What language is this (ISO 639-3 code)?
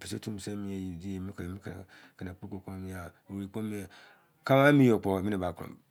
ijc